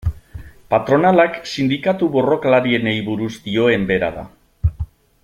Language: Basque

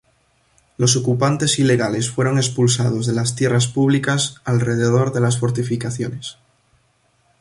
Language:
Spanish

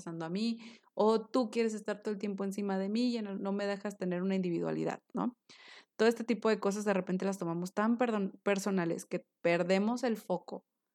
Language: Spanish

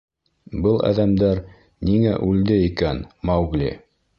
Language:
Bashkir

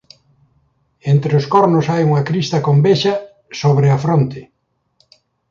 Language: Galician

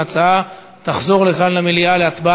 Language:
Hebrew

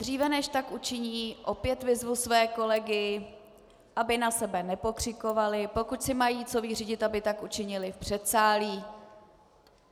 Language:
Czech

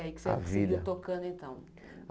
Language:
Portuguese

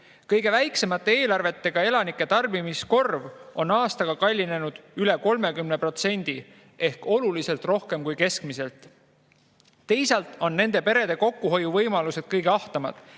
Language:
Estonian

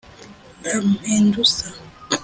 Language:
Kinyarwanda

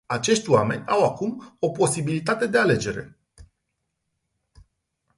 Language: Romanian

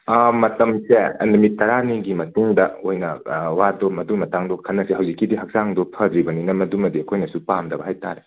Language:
Manipuri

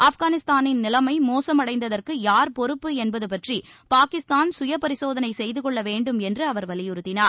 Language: Tamil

